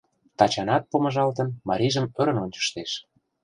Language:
Mari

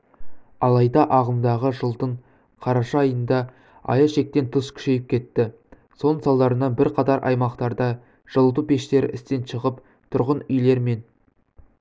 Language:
Kazakh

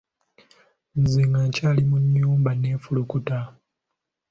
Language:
Ganda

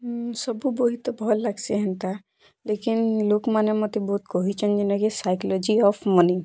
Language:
Odia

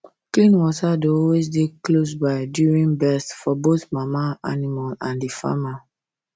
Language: Nigerian Pidgin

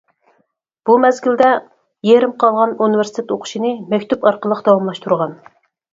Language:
Uyghur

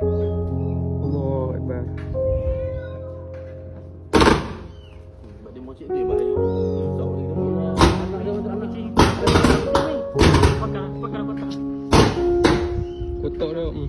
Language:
Malay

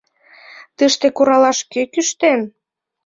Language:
Mari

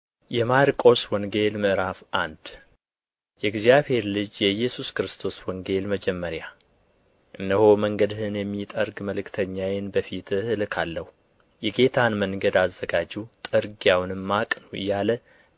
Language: Amharic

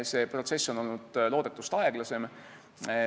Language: Estonian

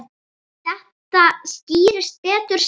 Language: Icelandic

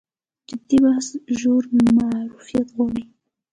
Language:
Pashto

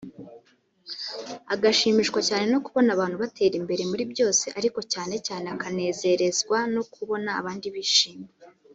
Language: Kinyarwanda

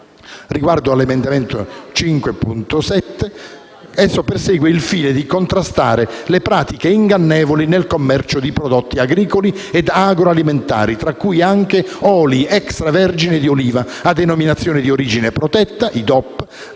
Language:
Italian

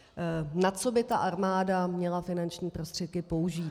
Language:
Czech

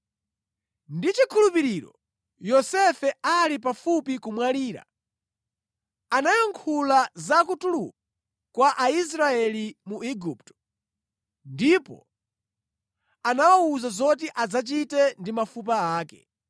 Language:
Nyanja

